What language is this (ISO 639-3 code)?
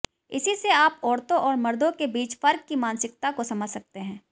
hin